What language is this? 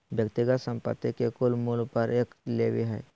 Magahi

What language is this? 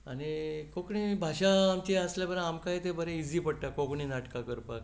Konkani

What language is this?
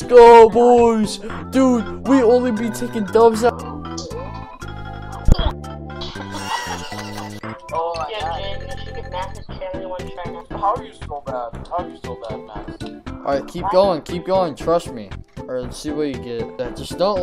English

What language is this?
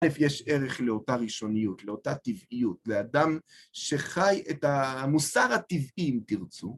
Hebrew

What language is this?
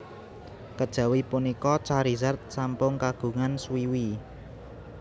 Javanese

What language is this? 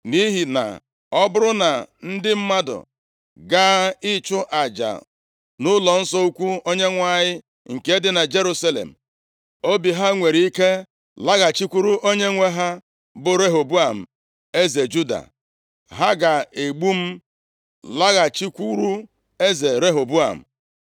Igbo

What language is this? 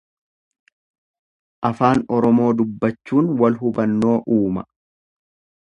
Oromo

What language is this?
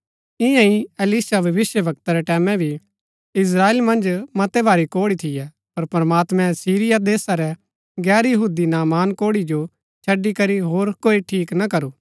Gaddi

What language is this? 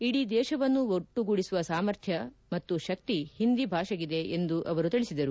Kannada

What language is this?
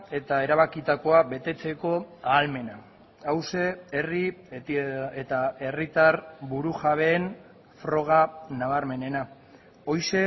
Basque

